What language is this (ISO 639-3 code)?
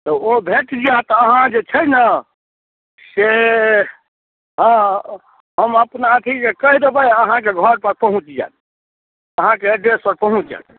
mai